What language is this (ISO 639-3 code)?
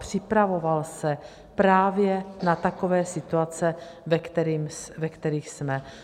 ces